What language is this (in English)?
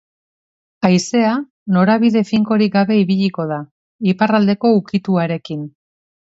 Basque